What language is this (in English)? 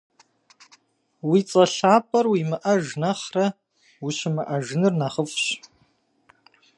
Kabardian